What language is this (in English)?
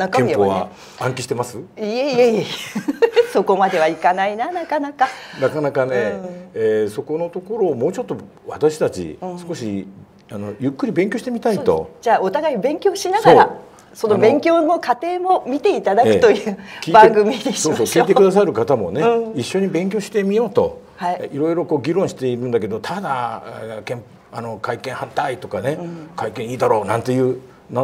Japanese